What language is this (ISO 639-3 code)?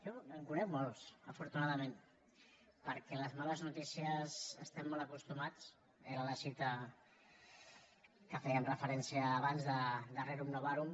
cat